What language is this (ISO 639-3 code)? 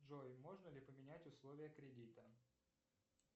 rus